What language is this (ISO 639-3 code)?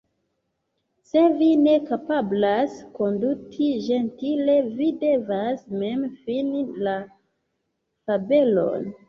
epo